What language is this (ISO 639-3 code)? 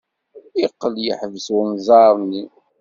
kab